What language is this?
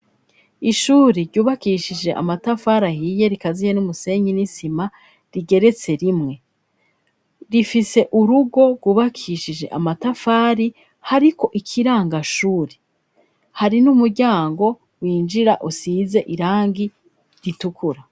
Rundi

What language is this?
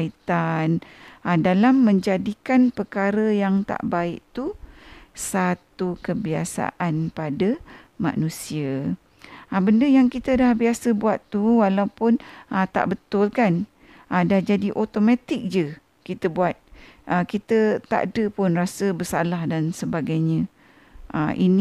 Malay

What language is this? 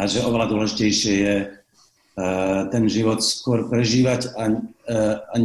Slovak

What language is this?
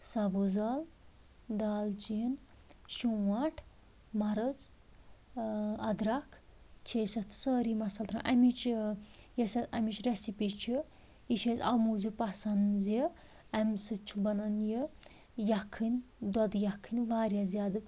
Kashmiri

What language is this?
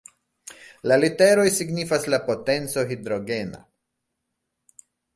Esperanto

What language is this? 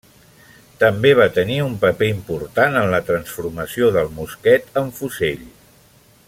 Catalan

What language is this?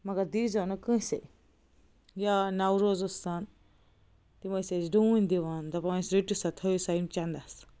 Kashmiri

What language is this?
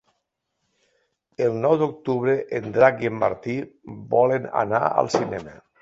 Catalan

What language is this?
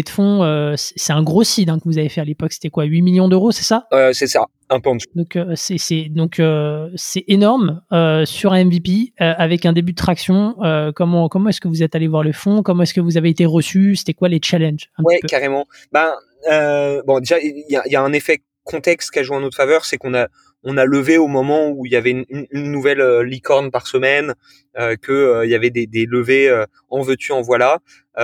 French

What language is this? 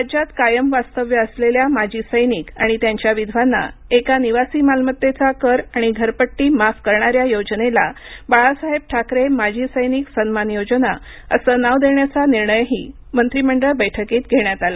Marathi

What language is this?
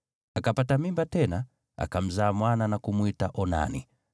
Swahili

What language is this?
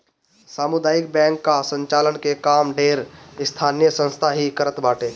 Bhojpuri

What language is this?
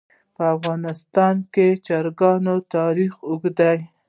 Pashto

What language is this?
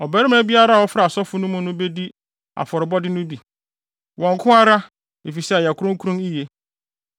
Akan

